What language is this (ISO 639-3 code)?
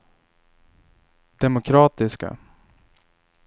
swe